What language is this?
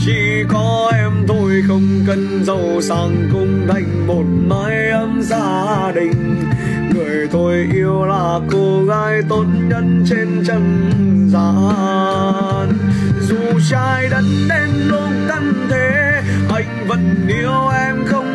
Vietnamese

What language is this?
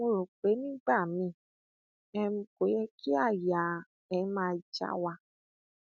Yoruba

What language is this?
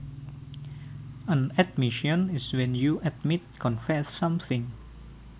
Javanese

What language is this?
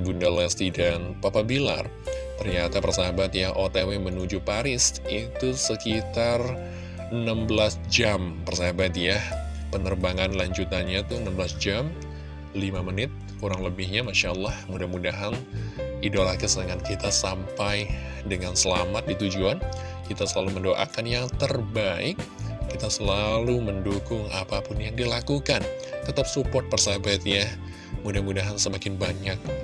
Indonesian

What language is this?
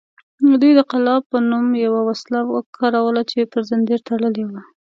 Pashto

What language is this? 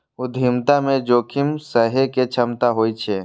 Maithili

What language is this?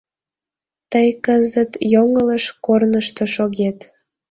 Mari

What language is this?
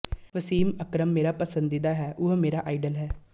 Punjabi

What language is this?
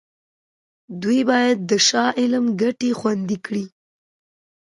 Pashto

